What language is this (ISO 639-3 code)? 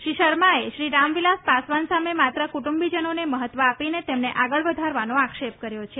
guj